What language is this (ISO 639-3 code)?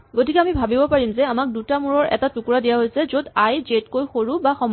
asm